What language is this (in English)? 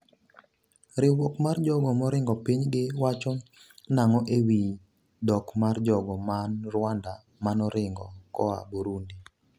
Luo (Kenya and Tanzania)